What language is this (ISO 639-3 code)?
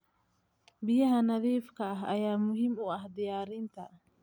som